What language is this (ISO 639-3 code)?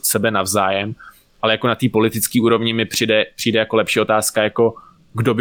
ces